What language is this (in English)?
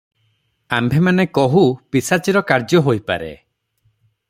Odia